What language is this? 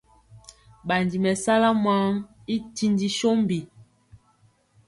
Mpiemo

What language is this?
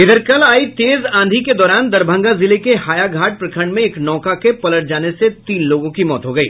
Hindi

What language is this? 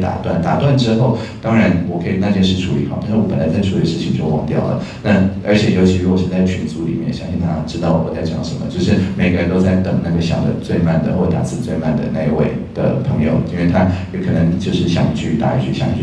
Chinese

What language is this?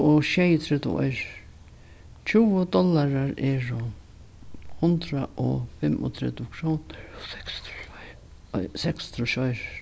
Faroese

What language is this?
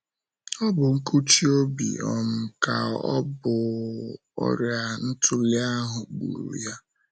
Igbo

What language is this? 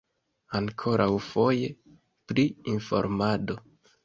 Esperanto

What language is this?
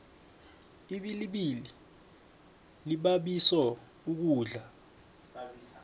South Ndebele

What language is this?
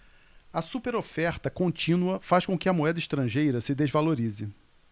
Portuguese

